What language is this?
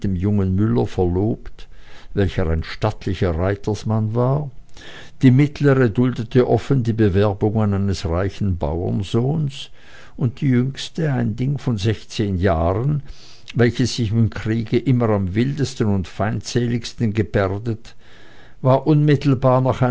German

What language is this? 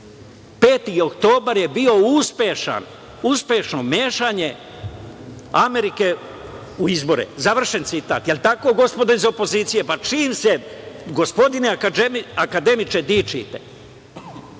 Serbian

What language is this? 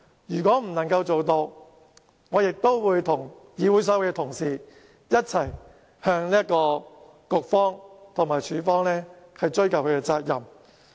Cantonese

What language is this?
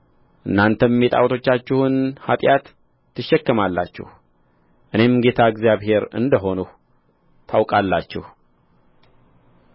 Amharic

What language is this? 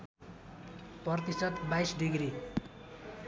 Nepali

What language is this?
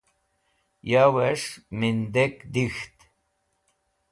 Wakhi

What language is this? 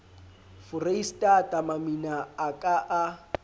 Southern Sotho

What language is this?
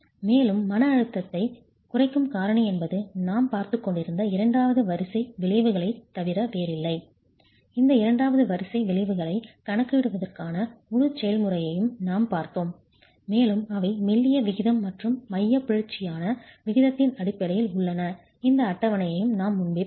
Tamil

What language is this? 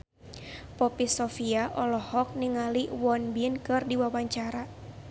Sundanese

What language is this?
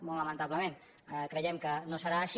Catalan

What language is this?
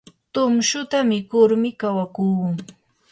Yanahuanca Pasco Quechua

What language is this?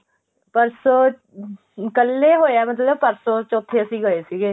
Punjabi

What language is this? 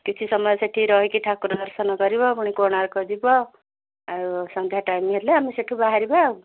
Odia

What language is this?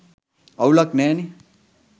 Sinhala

